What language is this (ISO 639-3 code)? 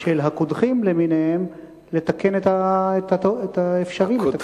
heb